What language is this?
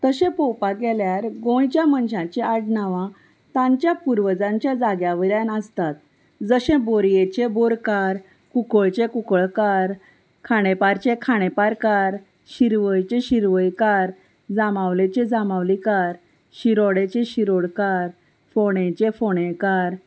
Konkani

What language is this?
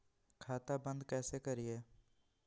Magahi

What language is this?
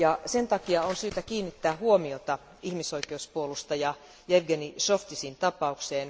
Finnish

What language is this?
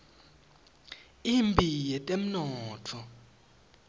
Swati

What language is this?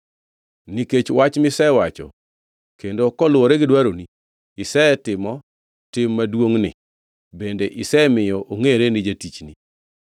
Luo (Kenya and Tanzania)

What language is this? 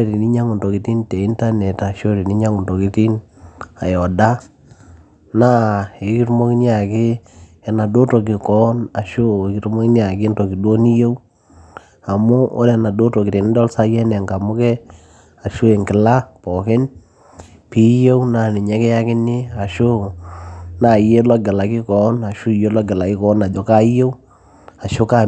Masai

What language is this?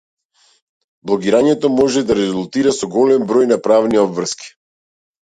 Macedonian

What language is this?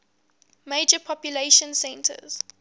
English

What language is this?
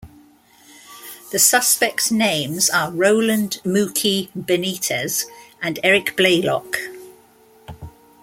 English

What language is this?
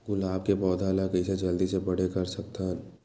Chhattisgarhi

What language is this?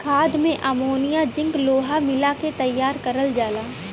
Bhojpuri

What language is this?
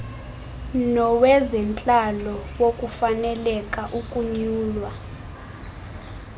Xhosa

